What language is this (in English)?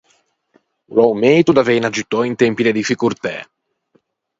Ligurian